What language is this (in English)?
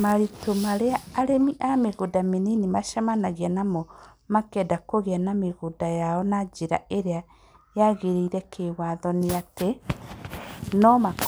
Kikuyu